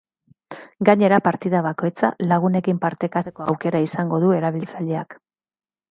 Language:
Basque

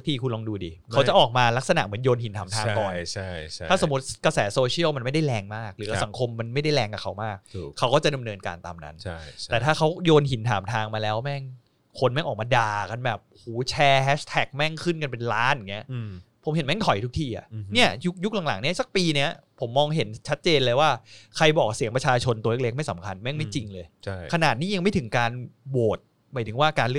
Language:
Thai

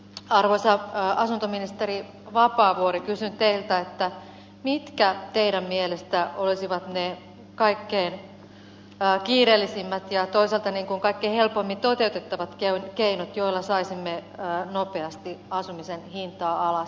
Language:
Finnish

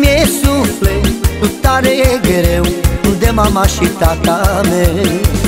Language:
Romanian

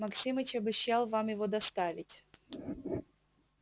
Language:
Russian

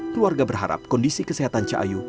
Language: Indonesian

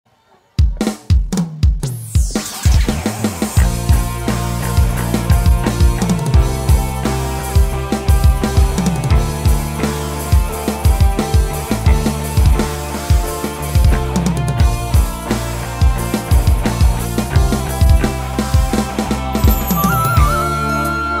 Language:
Indonesian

